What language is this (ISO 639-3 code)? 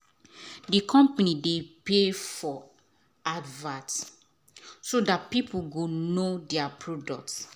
pcm